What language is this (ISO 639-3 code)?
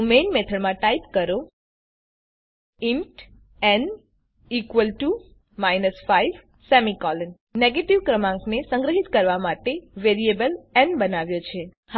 guj